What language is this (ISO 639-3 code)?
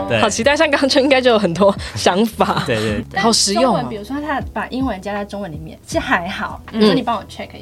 zho